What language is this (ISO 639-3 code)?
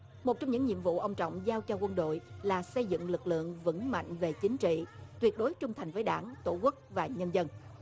vie